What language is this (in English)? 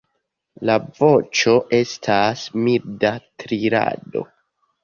Esperanto